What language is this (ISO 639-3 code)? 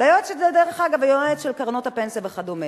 heb